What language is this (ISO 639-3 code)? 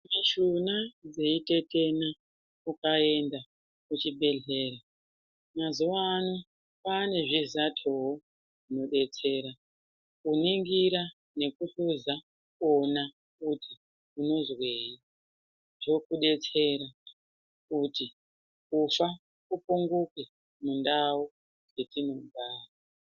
ndc